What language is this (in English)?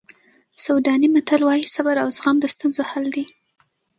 Pashto